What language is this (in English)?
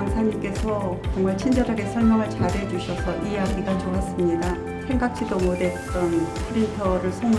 Korean